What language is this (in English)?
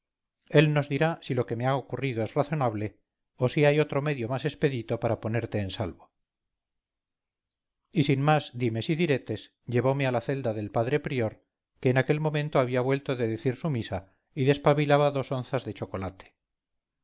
Spanish